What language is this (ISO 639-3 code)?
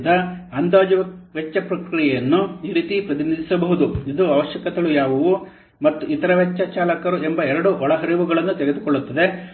kan